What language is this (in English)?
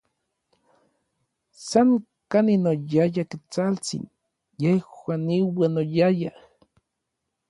Orizaba Nahuatl